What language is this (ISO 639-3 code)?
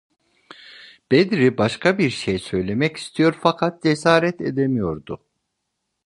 tur